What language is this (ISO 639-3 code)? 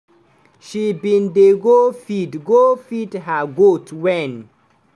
pcm